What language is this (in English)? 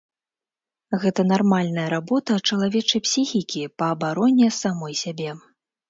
Belarusian